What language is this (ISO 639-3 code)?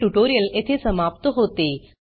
mar